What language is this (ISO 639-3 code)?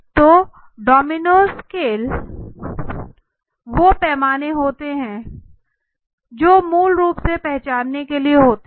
hin